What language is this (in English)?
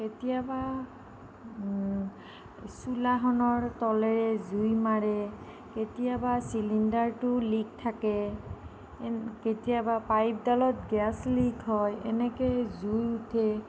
Assamese